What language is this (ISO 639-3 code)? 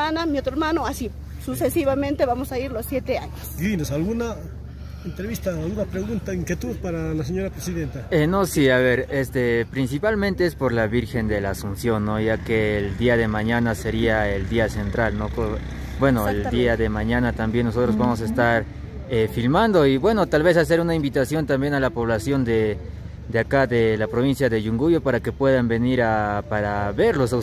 spa